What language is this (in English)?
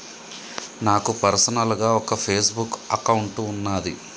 Telugu